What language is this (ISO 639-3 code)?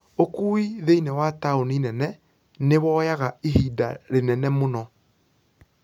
kik